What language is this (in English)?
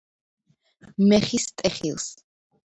Georgian